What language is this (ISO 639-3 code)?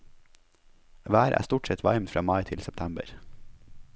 nor